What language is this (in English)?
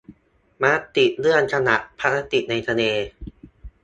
Thai